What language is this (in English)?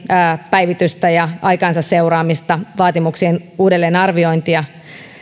Finnish